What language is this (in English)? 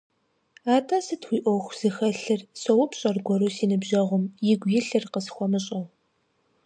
Kabardian